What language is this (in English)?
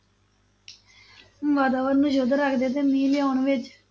Punjabi